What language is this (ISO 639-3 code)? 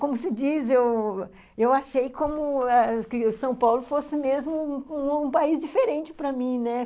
por